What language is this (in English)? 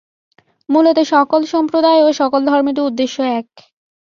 Bangla